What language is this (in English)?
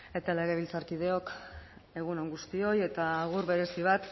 Basque